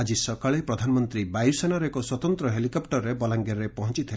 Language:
Odia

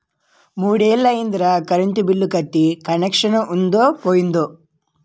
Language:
Telugu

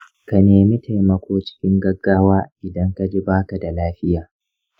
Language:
Hausa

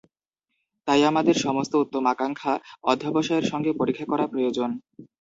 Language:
Bangla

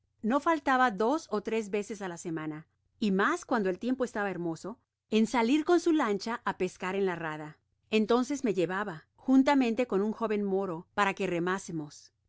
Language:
Spanish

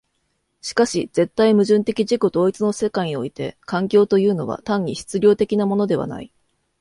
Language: Japanese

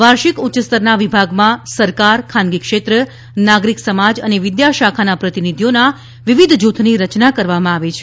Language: Gujarati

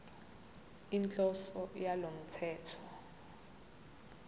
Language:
Zulu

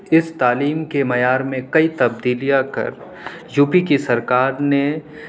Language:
Urdu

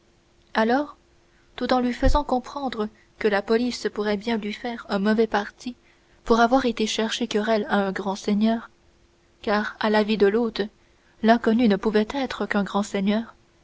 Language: French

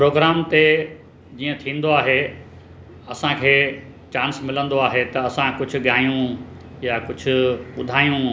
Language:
Sindhi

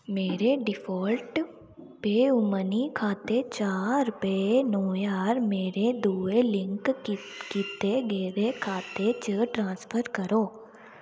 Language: Dogri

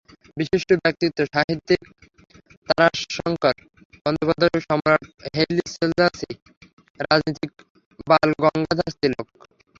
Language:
Bangla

